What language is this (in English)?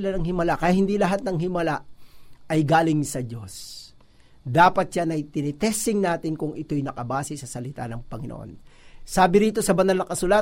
Filipino